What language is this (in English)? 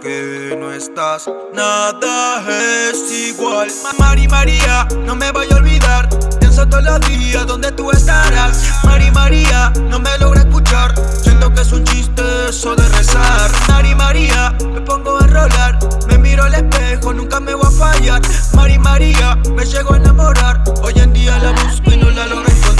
Japanese